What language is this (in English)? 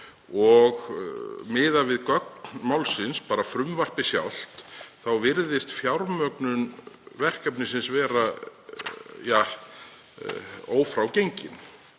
Icelandic